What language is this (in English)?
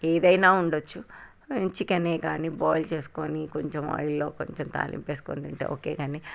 Telugu